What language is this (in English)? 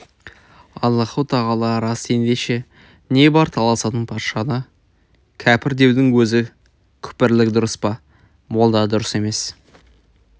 Kazakh